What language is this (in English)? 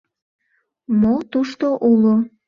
Mari